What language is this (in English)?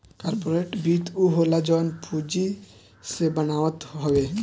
Bhojpuri